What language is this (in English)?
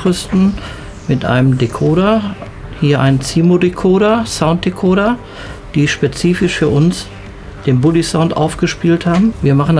German